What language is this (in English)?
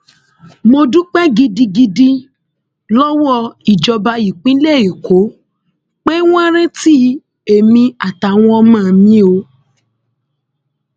Yoruba